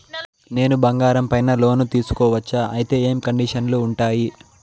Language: Telugu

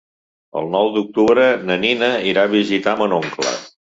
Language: Catalan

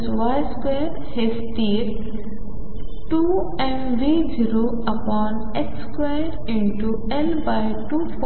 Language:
Marathi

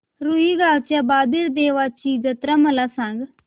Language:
Marathi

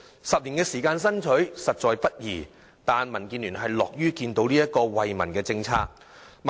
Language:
Cantonese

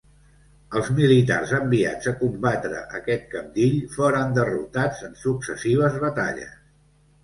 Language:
Catalan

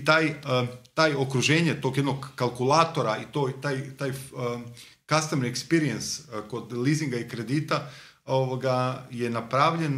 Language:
Croatian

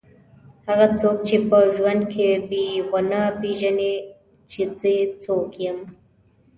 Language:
Pashto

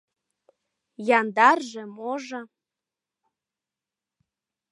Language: Mari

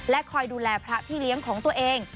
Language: Thai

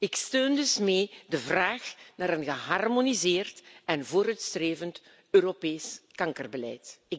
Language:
Dutch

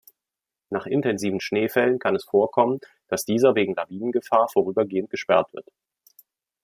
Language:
German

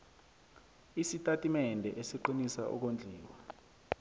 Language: South Ndebele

